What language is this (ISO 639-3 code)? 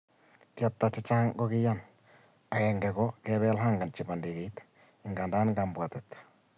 kln